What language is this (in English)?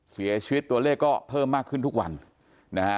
Thai